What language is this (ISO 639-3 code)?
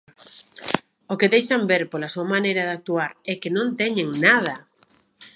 glg